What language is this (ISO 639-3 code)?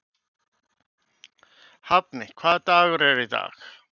isl